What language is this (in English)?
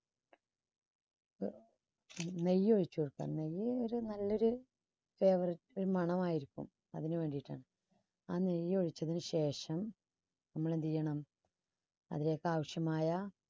Malayalam